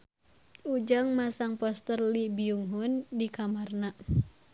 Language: Sundanese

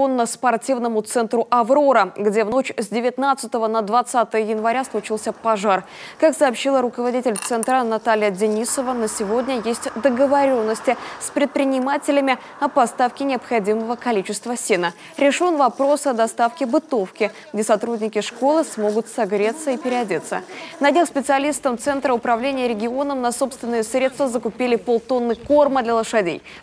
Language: Russian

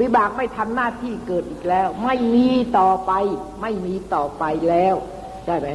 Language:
Thai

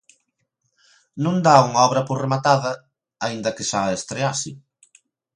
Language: Galician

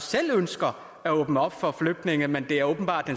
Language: Danish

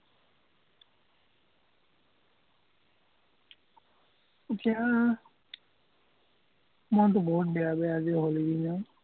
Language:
Assamese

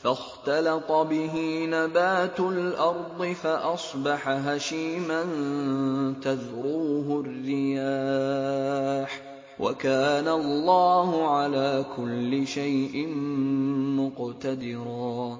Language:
Arabic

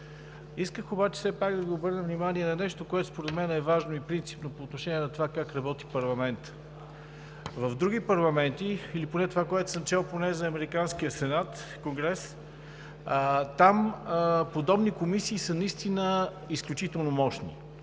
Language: Bulgarian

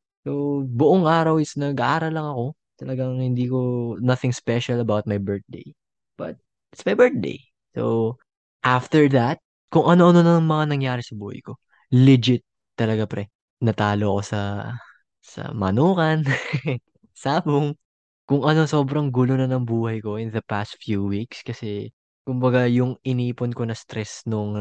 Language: Filipino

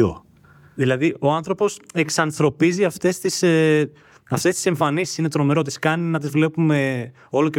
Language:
Greek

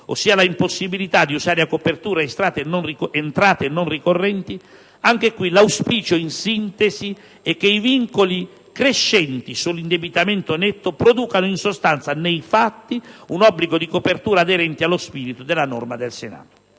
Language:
Italian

